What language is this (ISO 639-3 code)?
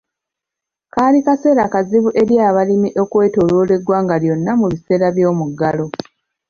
lug